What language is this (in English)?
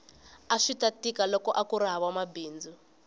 Tsonga